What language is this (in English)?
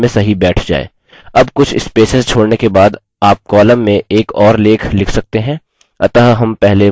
Hindi